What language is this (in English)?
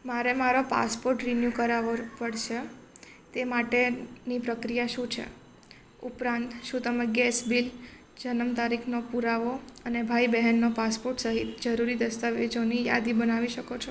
Gujarati